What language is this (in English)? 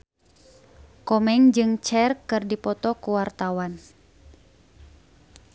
Sundanese